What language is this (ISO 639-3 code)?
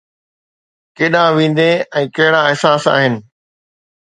snd